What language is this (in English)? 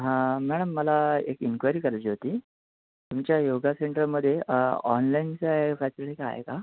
Marathi